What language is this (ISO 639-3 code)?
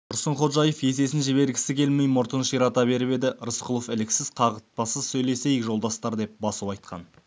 kaz